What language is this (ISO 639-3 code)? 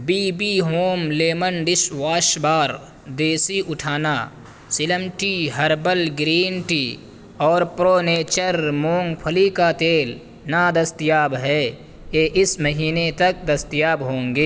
urd